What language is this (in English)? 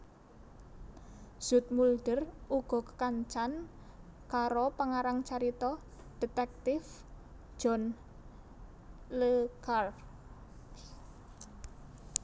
Javanese